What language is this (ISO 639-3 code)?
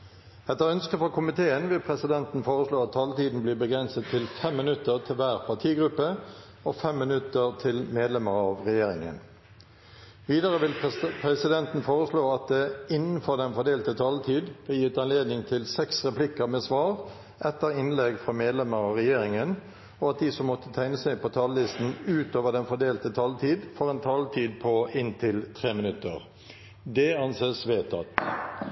nob